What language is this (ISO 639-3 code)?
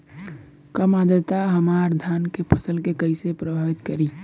bho